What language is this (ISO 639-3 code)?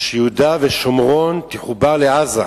heb